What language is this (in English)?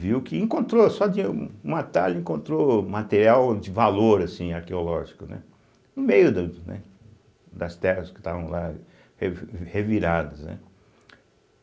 Portuguese